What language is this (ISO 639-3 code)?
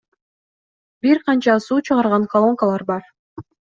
kir